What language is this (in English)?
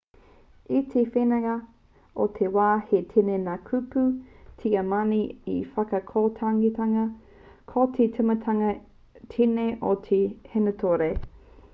Māori